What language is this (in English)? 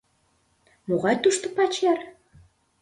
Mari